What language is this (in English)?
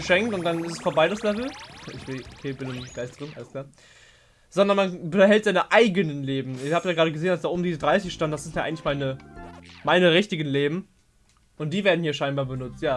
German